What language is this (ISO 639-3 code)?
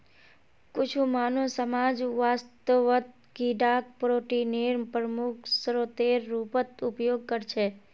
mag